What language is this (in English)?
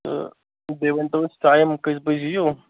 Kashmiri